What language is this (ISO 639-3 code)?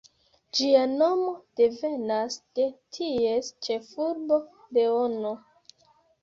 epo